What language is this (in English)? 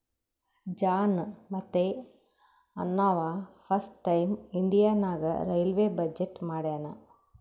Kannada